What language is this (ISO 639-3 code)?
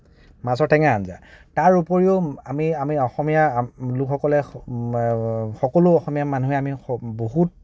asm